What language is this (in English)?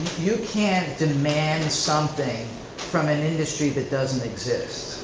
English